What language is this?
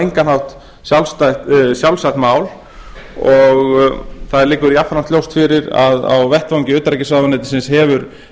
Icelandic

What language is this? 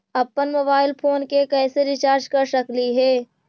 Magahi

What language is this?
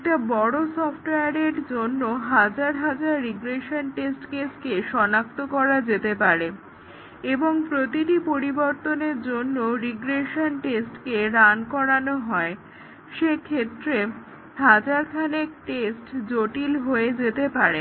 Bangla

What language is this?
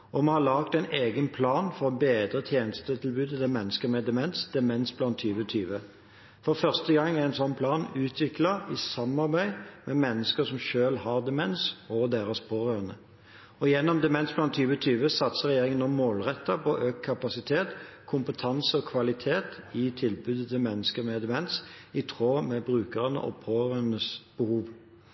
Norwegian Bokmål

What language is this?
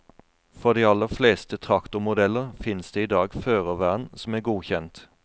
Norwegian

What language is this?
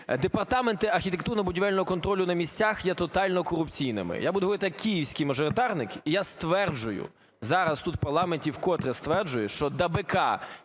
Ukrainian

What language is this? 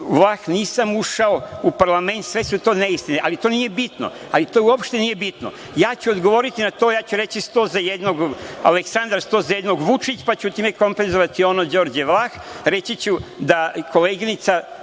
Serbian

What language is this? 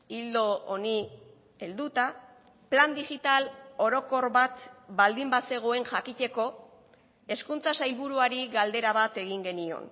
Basque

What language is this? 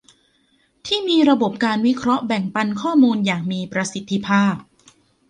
Thai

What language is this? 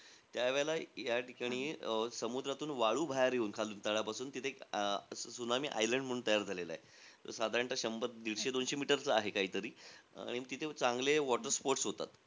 Marathi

